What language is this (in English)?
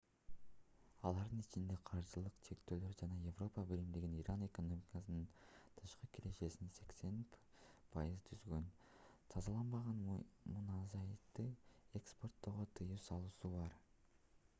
Kyrgyz